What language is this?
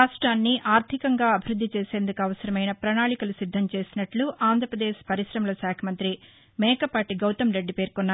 Telugu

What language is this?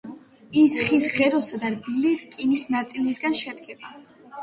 Georgian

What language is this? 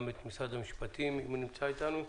Hebrew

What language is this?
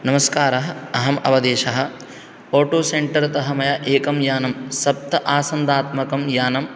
Sanskrit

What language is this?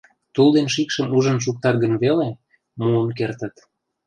Mari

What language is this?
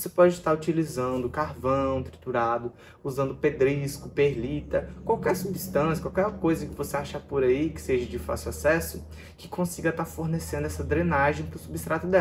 Portuguese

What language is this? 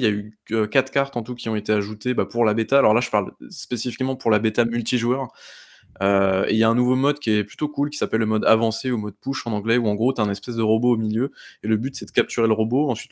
French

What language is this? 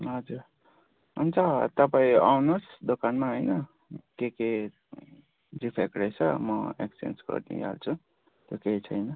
Nepali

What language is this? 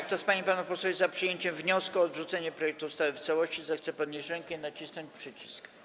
Polish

